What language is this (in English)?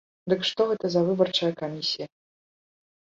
Belarusian